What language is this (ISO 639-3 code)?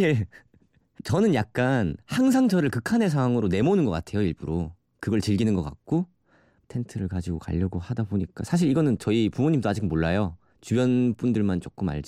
kor